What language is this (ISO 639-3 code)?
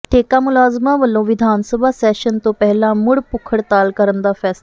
pan